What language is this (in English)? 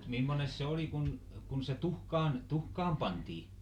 Finnish